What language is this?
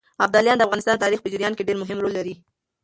Pashto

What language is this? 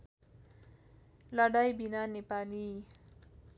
Nepali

